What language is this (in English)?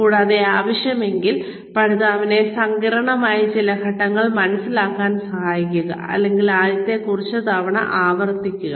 Malayalam